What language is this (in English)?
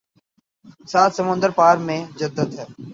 Urdu